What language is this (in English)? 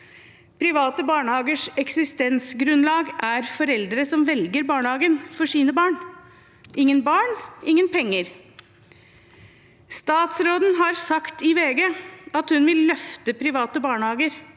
Norwegian